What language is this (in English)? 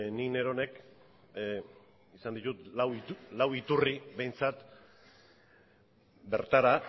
Basque